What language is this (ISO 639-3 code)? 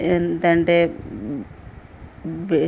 tel